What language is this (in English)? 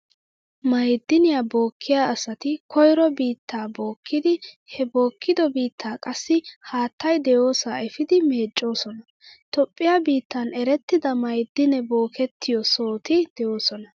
Wolaytta